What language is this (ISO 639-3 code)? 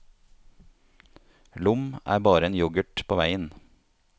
nor